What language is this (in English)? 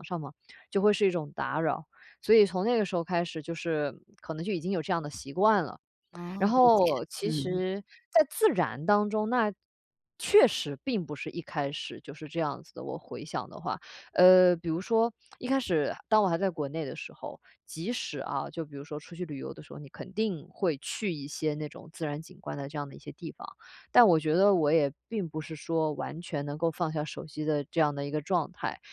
Chinese